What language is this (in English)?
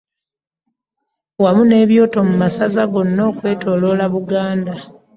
Ganda